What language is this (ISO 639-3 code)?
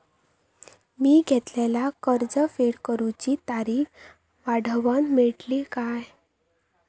mar